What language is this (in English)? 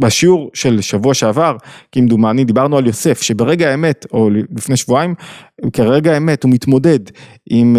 Hebrew